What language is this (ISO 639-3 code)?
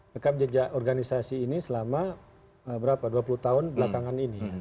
ind